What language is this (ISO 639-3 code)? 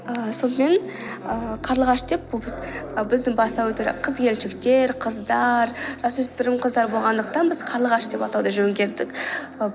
kaz